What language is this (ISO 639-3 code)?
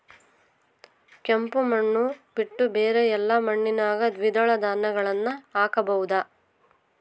kan